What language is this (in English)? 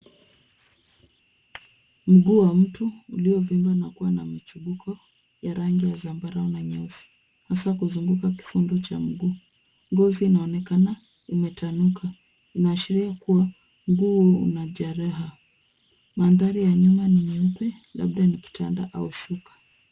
Swahili